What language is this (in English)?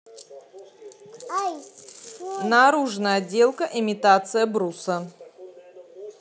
Russian